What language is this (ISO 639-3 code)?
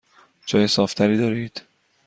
fas